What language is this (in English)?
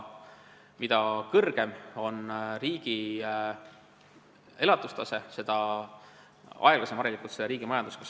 Estonian